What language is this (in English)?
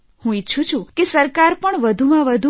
Gujarati